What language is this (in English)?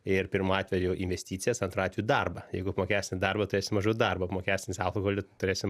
Lithuanian